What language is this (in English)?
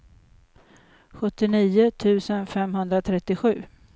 Swedish